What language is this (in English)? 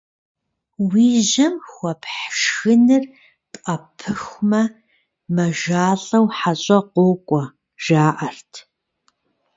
Kabardian